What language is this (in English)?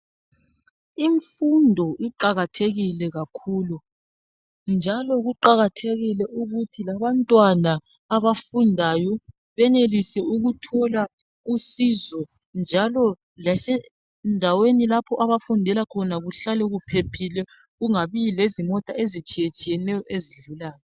North Ndebele